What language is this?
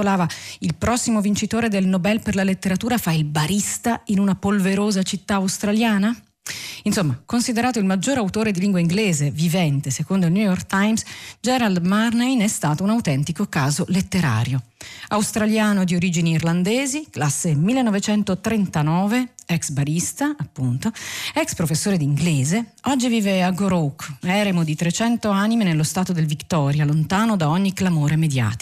Italian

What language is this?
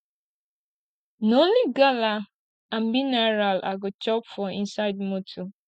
Nigerian Pidgin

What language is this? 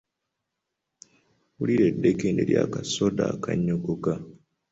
Ganda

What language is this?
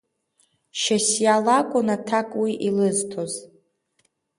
Abkhazian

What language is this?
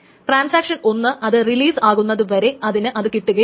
Malayalam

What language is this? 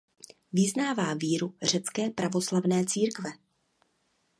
Czech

